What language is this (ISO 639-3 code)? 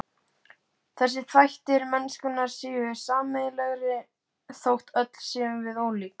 isl